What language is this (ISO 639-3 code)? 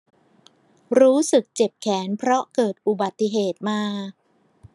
tha